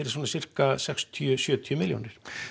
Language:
Icelandic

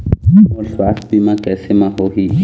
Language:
Chhattisgarhi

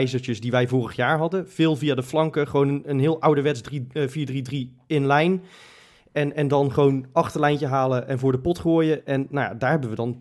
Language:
Dutch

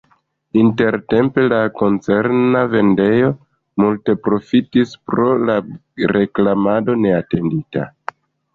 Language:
Esperanto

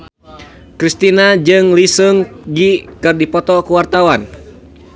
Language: Sundanese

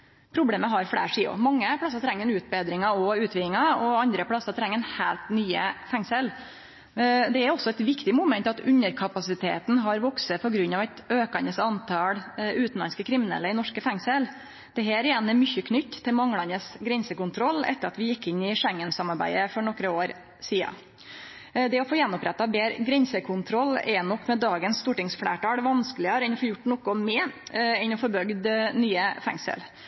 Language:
Norwegian Nynorsk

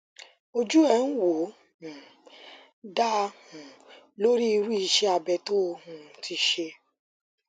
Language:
Yoruba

